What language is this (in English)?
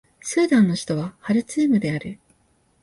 Japanese